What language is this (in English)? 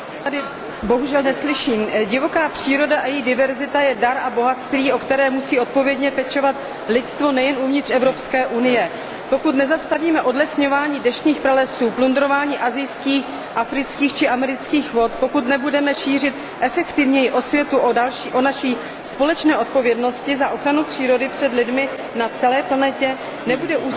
Czech